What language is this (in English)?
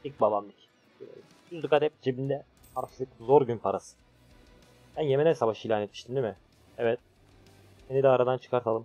Turkish